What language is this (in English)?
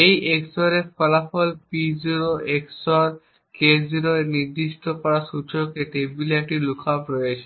Bangla